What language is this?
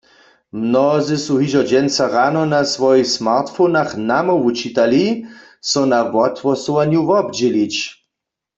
Upper Sorbian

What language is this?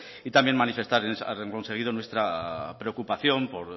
Spanish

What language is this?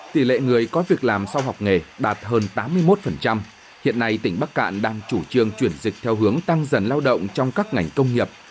Vietnamese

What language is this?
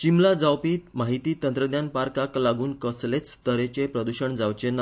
Konkani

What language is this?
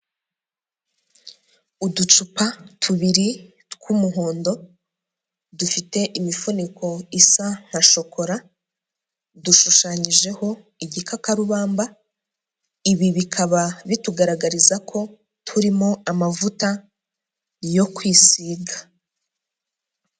Kinyarwanda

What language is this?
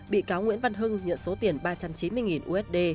Vietnamese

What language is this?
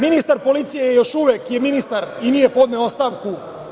Serbian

